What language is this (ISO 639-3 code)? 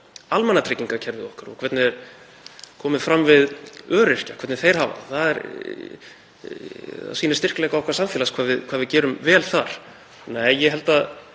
isl